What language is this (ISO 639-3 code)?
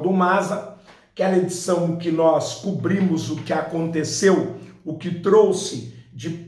por